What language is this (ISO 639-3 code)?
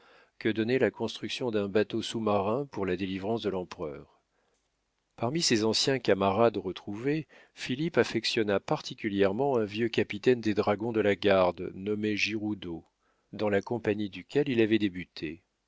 fra